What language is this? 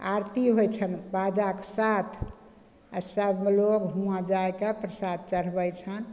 Maithili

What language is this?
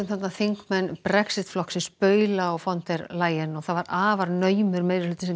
Icelandic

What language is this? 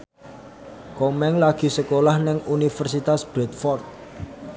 Javanese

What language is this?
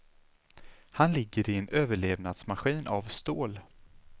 Swedish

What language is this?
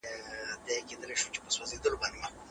Pashto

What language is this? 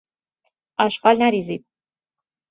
Persian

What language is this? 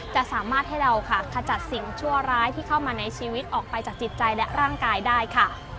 Thai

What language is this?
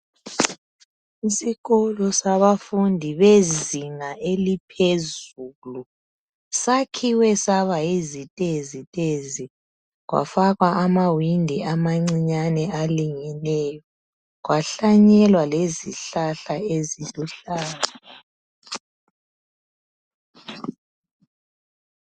North Ndebele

